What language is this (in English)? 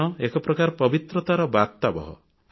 Odia